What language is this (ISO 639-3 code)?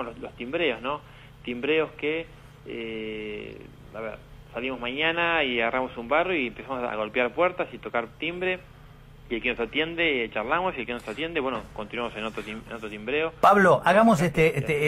spa